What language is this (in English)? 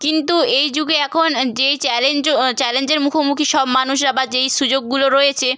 Bangla